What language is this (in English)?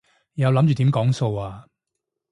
Cantonese